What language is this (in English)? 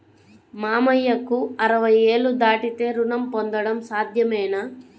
Telugu